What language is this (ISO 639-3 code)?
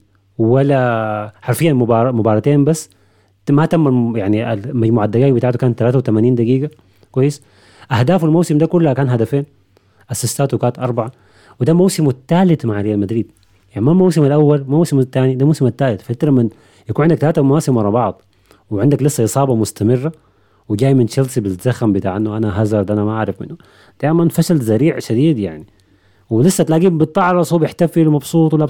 ara